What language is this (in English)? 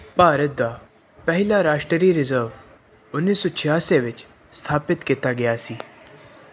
Punjabi